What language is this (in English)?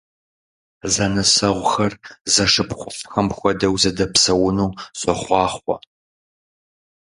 Kabardian